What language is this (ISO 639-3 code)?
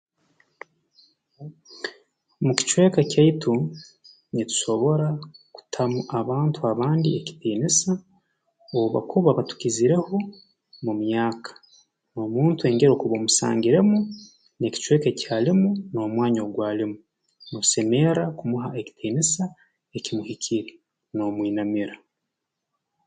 ttj